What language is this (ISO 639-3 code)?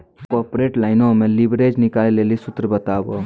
mai